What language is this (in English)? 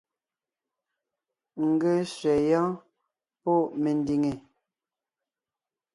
Ngiemboon